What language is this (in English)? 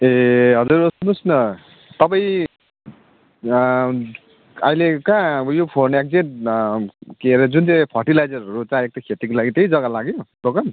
Nepali